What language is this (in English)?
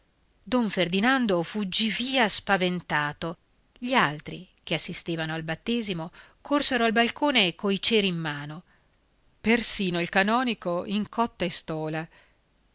Italian